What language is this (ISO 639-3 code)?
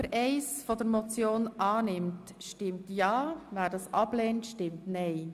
gsw